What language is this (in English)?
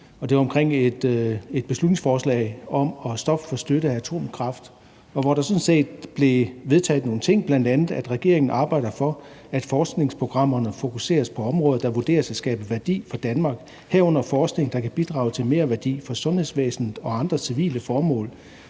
Danish